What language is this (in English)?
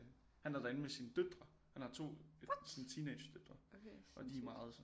Danish